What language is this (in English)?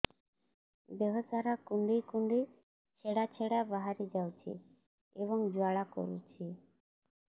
Odia